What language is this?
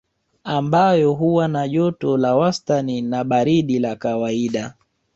Swahili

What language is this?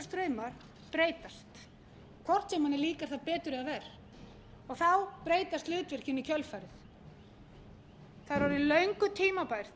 Icelandic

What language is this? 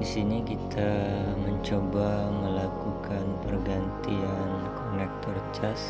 Indonesian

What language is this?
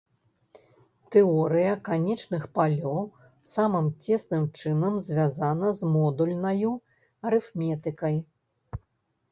Belarusian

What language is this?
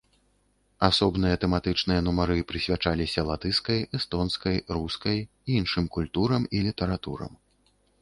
Belarusian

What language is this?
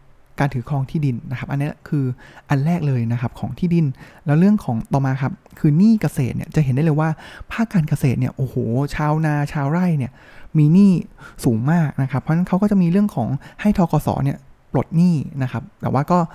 Thai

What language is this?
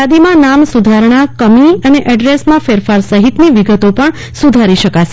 Gujarati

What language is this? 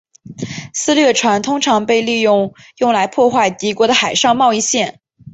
Chinese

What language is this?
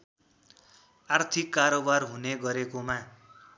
Nepali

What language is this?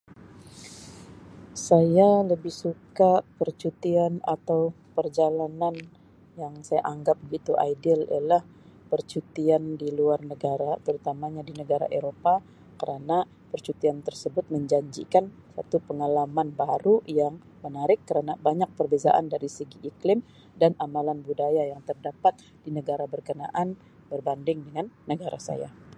Sabah Malay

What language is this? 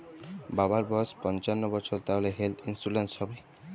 Bangla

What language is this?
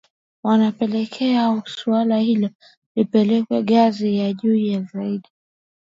Swahili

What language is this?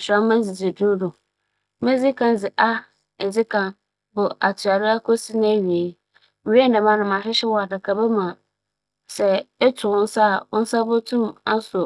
Akan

